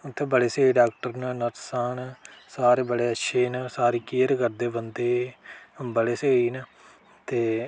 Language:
Dogri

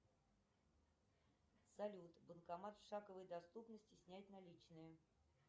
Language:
Russian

